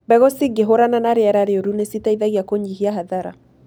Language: Kikuyu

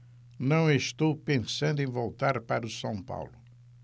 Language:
Portuguese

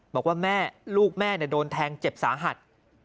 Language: Thai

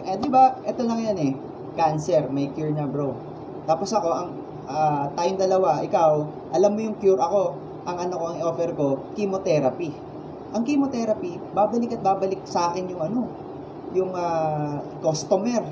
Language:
Filipino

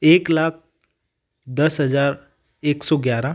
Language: Hindi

